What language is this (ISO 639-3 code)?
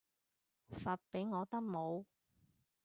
yue